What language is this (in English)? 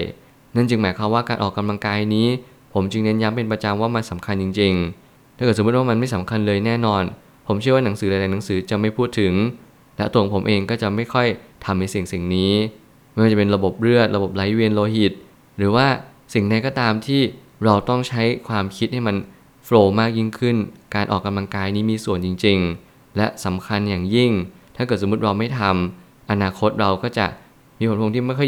Thai